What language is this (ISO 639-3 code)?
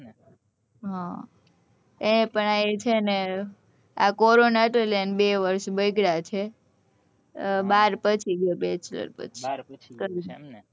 guj